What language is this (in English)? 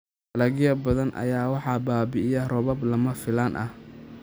Somali